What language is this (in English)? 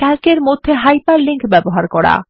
Bangla